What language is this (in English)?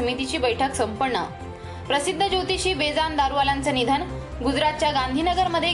Marathi